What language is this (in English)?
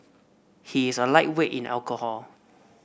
English